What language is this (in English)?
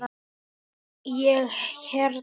Icelandic